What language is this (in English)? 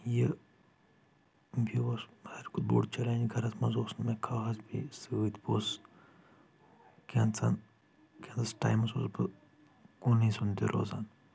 Kashmiri